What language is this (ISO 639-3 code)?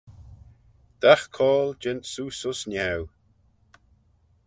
glv